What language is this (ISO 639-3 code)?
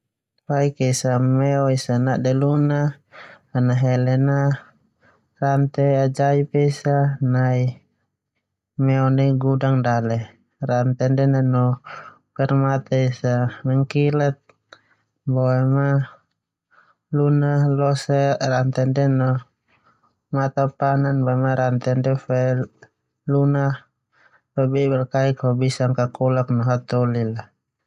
twu